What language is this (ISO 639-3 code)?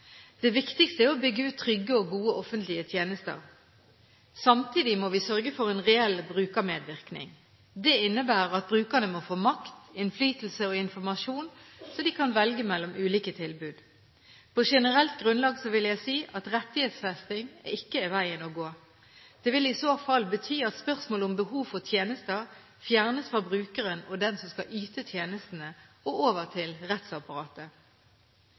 nob